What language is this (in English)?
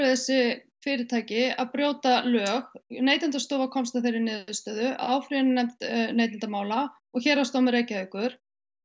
Icelandic